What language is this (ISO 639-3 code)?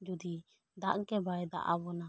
sat